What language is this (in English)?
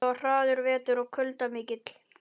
Icelandic